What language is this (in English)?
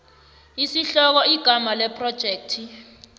South Ndebele